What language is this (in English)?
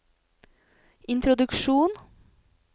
Norwegian